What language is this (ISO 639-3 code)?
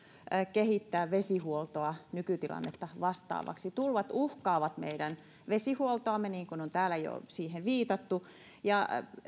fin